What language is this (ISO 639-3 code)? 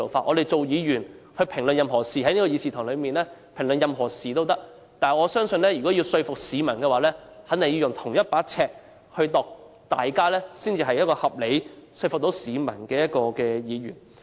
yue